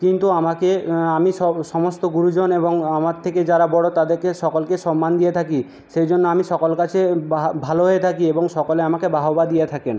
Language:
Bangla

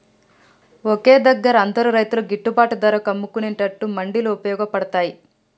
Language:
Telugu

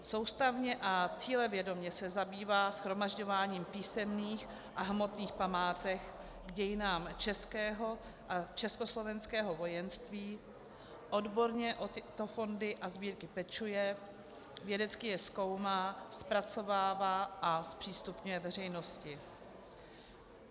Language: Czech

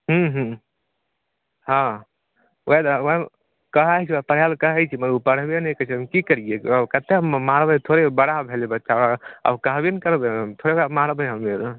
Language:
Maithili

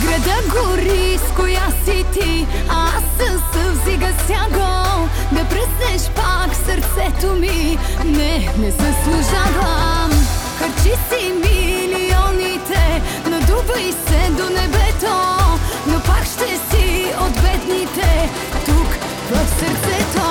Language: Bulgarian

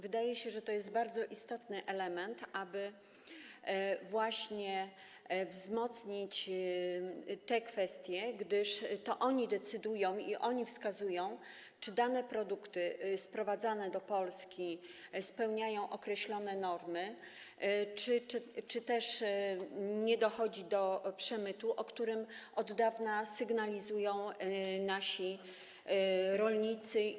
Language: Polish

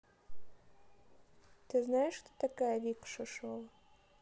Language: Russian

